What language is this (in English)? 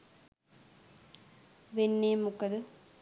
Sinhala